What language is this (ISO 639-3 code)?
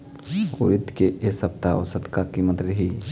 hne